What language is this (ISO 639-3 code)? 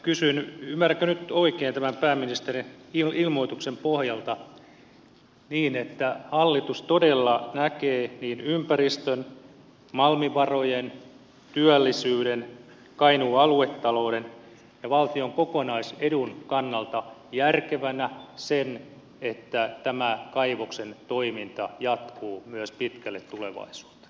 fin